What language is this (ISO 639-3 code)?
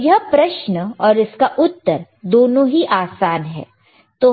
hin